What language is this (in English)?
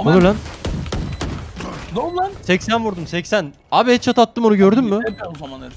Turkish